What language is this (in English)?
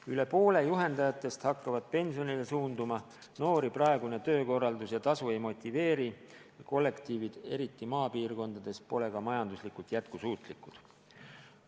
Estonian